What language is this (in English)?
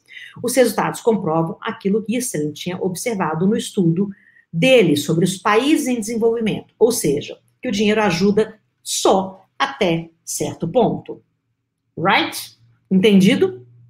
Portuguese